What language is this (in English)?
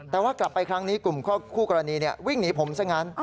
Thai